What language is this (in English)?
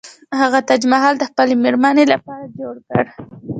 Pashto